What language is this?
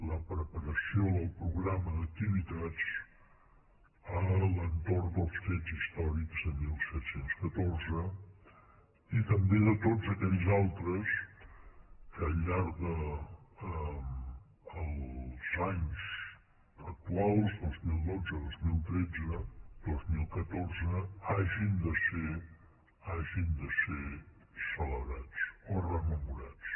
Catalan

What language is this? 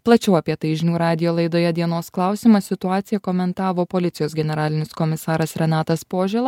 Lithuanian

